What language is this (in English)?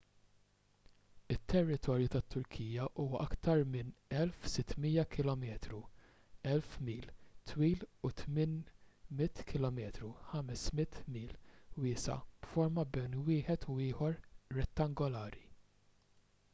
Maltese